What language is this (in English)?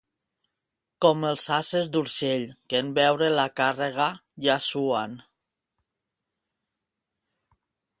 Catalan